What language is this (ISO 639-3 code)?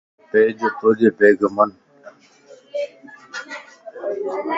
lss